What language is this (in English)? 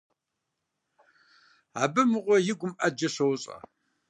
Kabardian